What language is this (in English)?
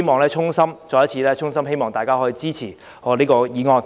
Cantonese